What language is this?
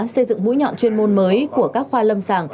Vietnamese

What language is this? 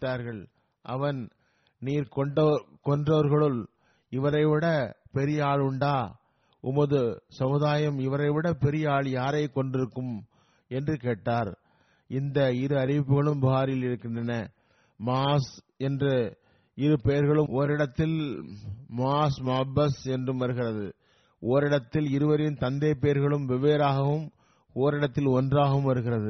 Tamil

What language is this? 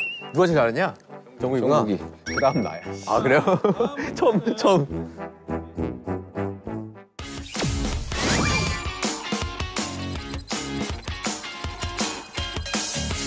Korean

